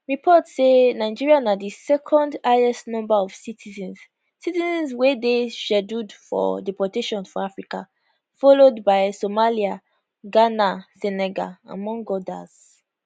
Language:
Nigerian Pidgin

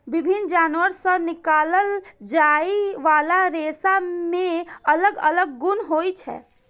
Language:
Maithili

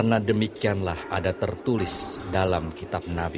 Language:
Indonesian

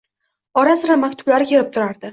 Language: Uzbek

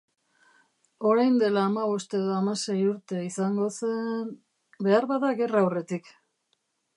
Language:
Basque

